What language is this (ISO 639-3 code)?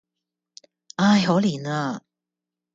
yue